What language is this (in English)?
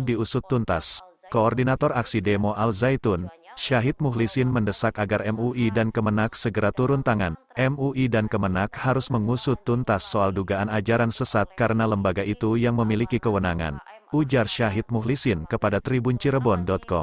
Indonesian